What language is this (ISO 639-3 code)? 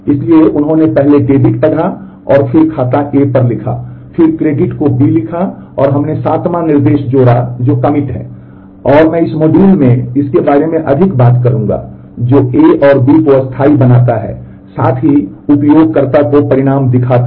hin